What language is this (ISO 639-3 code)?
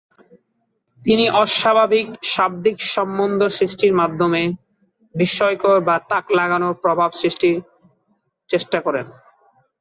ben